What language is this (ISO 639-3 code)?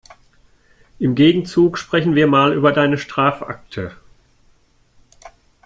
deu